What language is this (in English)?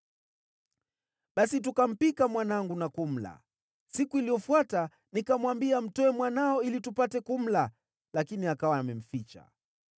Swahili